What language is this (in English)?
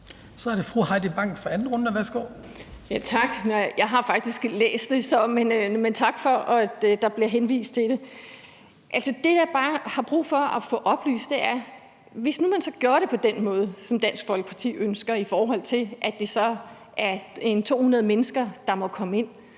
Danish